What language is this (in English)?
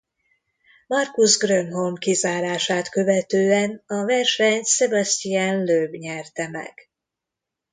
Hungarian